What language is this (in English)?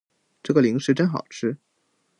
Chinese